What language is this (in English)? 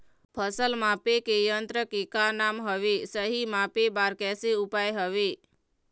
Chhattisgarhi